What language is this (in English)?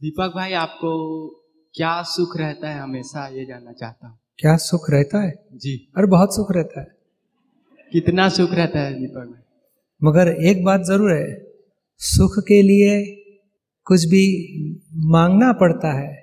Hindi